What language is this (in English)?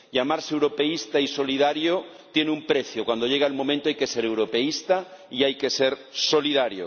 Spanish